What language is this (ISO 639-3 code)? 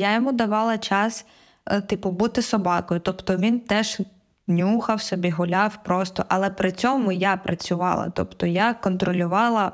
ukr